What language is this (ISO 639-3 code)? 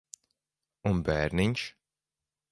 lav